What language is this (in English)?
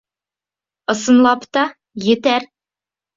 Bashkir